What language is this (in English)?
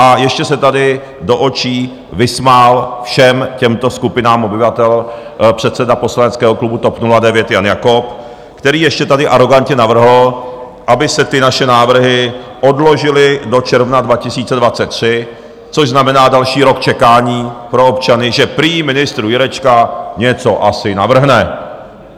Czech